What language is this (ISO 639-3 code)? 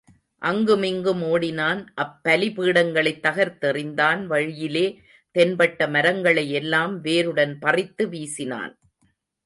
tam